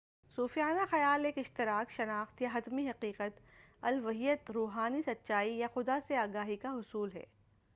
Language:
Urdu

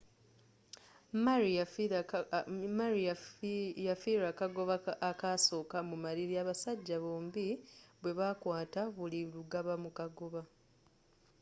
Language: Ganda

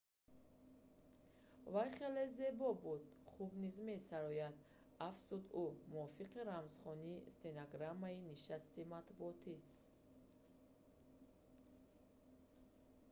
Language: Tajik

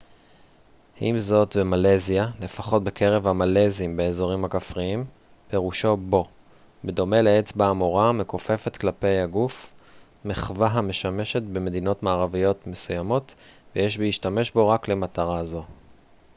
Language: Hebrew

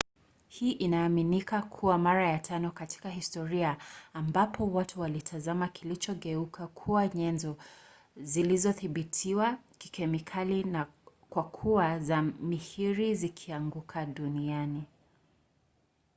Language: Swahili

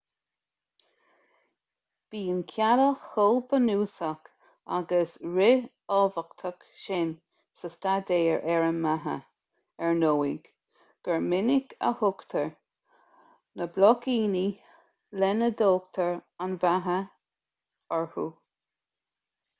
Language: Irish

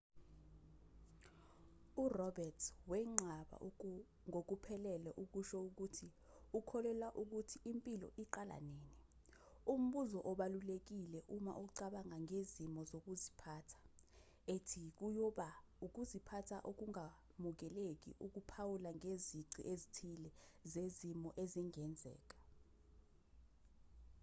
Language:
Zulu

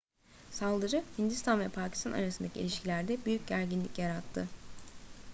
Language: Turkish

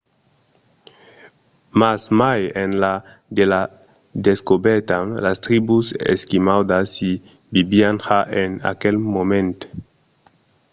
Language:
Occitan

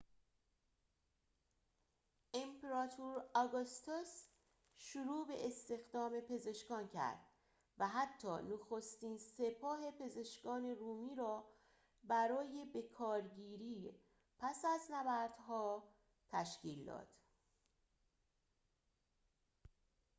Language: Persian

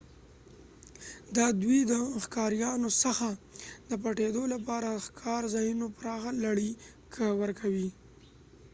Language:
Pashto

